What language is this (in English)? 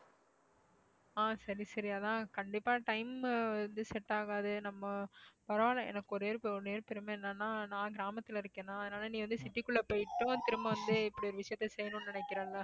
Tamil